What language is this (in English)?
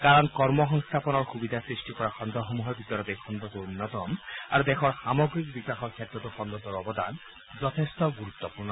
Assamese